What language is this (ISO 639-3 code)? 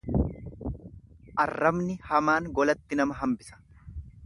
orm